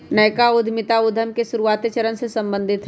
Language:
Magahi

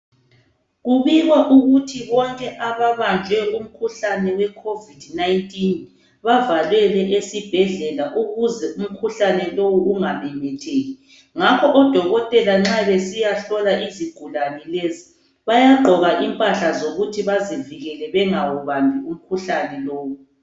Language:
North Ndebele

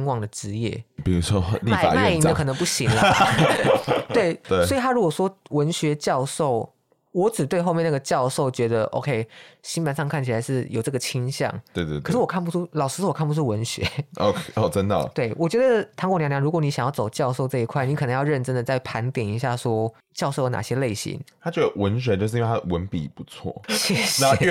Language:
Chinese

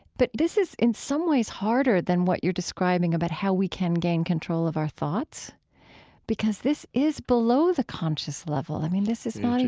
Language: English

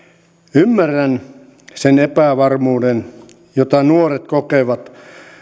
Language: Finnish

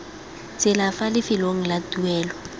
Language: Tswana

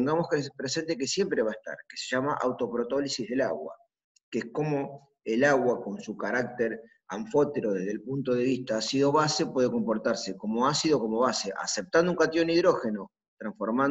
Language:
Spanish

